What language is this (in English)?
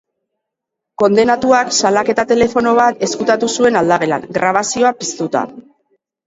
Basque